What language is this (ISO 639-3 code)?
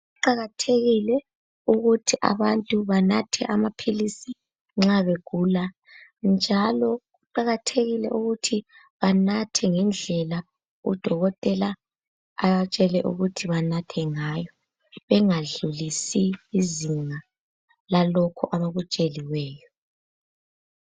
nde